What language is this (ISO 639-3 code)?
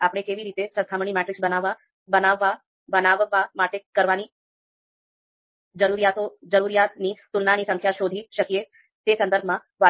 guj